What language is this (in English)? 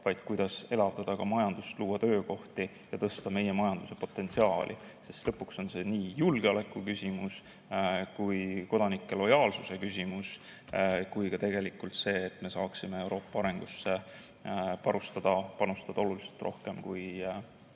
Estonian